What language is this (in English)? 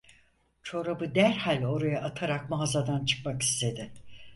Turkish